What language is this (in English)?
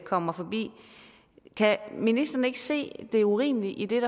Danish